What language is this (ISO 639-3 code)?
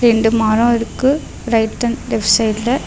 tam